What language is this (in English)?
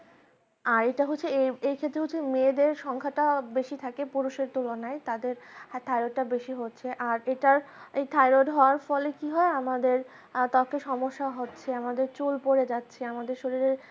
Bangla